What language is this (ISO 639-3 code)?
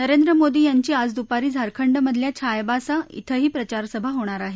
mar